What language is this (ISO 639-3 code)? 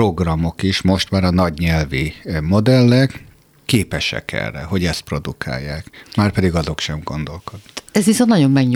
hun